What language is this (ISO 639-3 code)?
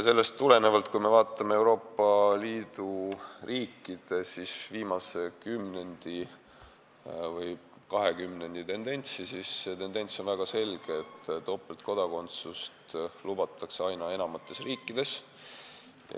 est